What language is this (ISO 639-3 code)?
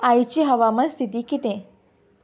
kok